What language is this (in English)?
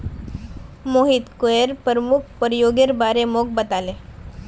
Magahi